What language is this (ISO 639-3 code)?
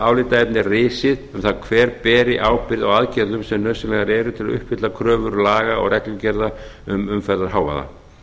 isl